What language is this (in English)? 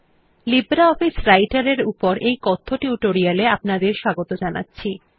Bangla